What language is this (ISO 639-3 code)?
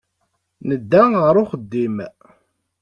kab